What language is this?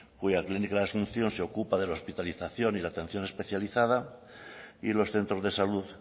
Spanish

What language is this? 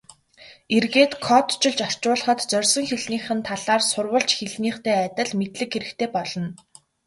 Mongolian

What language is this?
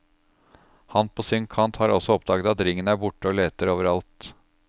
Norwegian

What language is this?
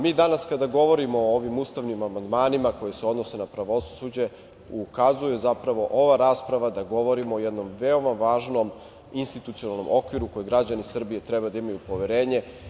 Serbian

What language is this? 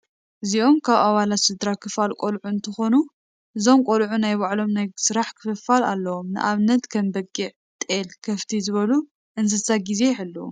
Tigrinya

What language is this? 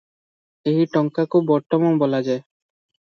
Odia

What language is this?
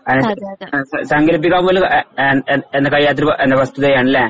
Malayalam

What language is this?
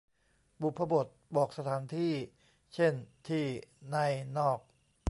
Thai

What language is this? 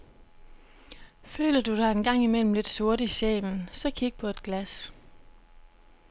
Danish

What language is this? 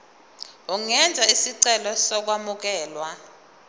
Zulu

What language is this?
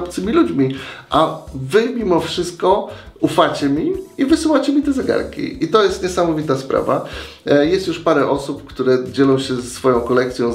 Polish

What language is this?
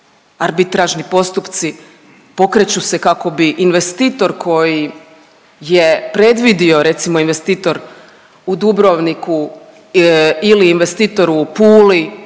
Croatian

